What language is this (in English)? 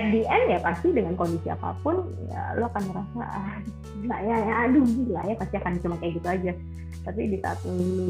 Indonesian